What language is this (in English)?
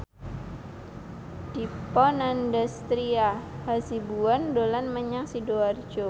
Javanese